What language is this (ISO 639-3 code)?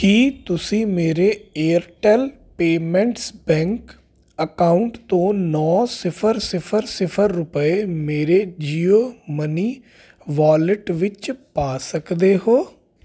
pan